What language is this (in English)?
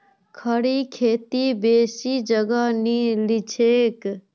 Magahi